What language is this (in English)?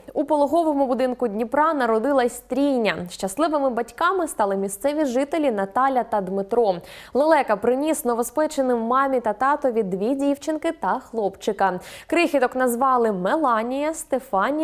Ukrainian